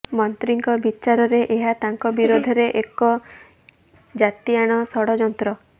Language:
Odia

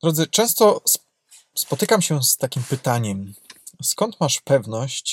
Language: Polish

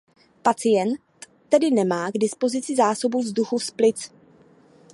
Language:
Czech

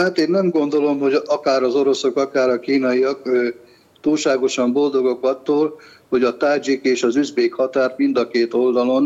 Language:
Hungarian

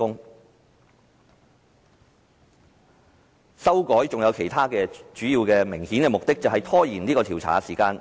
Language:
Cantonese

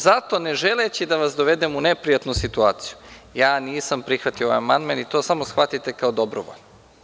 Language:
Serbian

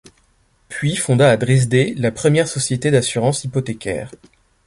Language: French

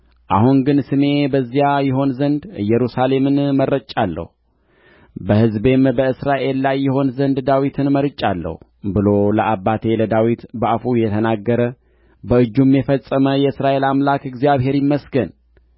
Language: Amharic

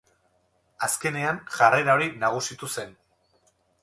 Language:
Basque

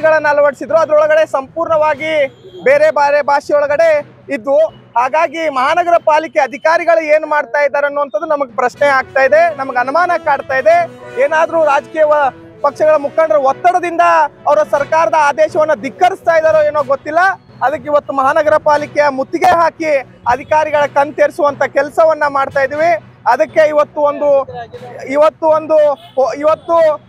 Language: Kannada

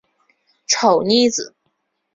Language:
Chinese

